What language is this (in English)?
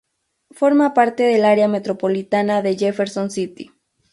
Spanish